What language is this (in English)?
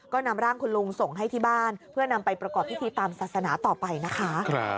Thai